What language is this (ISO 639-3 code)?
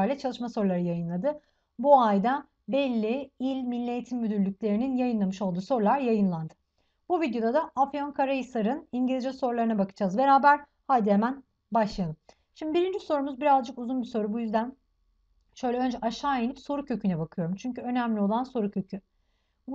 tur